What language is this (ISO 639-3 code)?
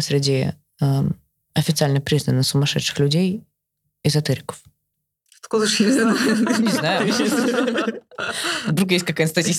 rus